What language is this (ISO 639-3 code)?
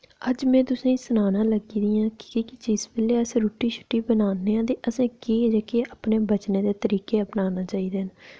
doi